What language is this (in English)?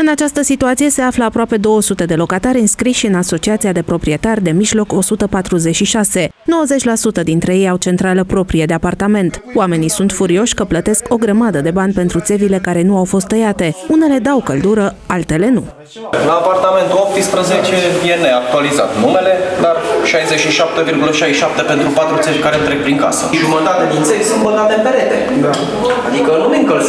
Romanian